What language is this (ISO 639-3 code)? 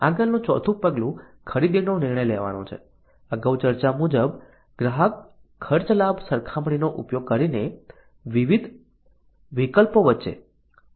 guj